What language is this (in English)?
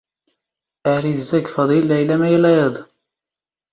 Standard Moroccan Tamazight